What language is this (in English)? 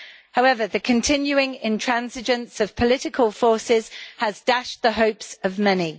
English